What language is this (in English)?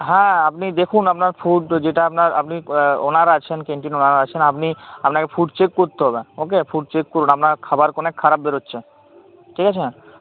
Bangla